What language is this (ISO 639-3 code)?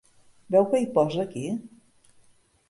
cat